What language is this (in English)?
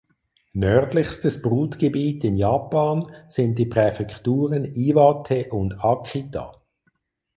German